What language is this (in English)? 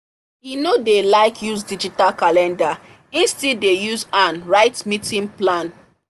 Nigerian Pidgin